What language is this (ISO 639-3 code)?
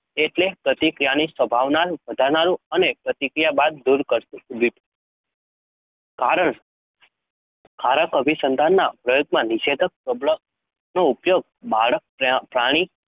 guj